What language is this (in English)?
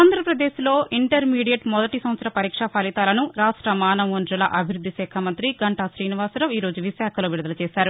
Telugu